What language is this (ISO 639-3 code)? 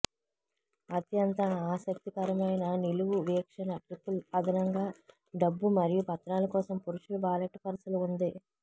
tel